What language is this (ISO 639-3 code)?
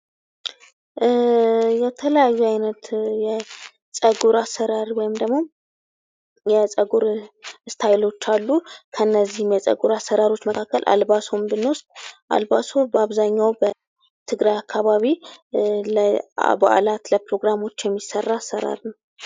amh